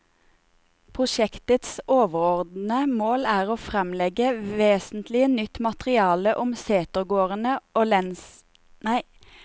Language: Norwegian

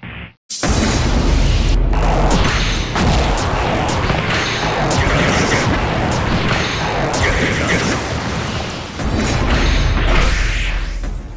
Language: Japanese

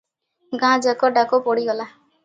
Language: Odia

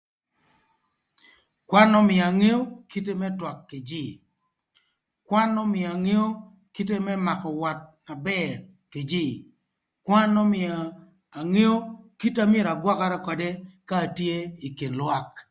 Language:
Thur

